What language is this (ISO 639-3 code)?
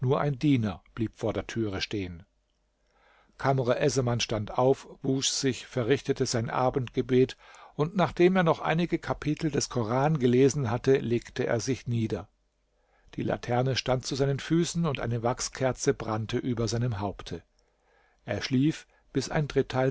deu